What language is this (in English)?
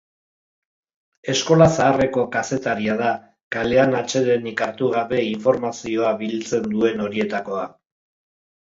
Basque